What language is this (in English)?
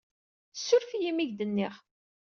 Kabyle